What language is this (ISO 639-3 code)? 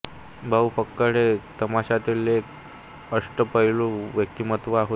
mar